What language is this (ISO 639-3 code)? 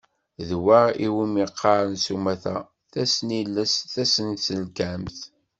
kab